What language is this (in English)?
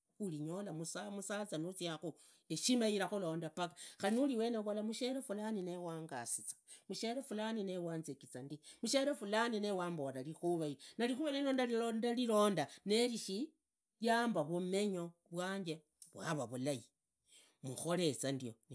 Idakho-Isukha-Tiriki